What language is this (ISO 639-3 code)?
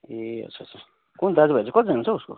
nep